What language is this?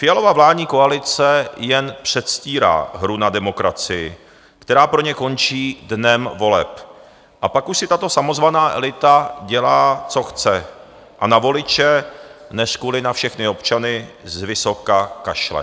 Czech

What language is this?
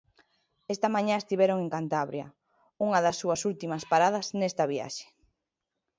Galician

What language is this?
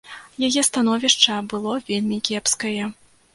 Belarusian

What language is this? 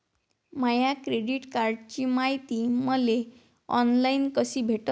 Marathi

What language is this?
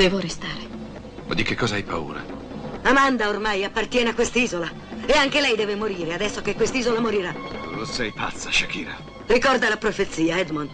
Italian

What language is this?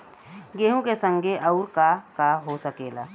Bhojpuri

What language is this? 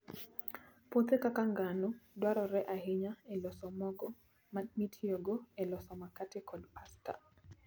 Luo (Kenya and Tanzania)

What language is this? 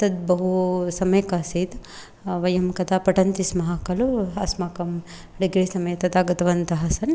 Sanskrit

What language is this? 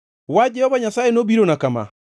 Luo (Kenya and Tanzania)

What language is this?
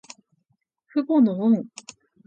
Japanese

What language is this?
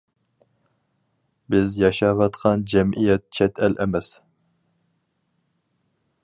Uyghur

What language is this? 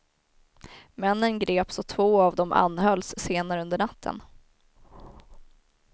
Swedish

